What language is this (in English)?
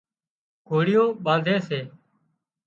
Wadiyara Koli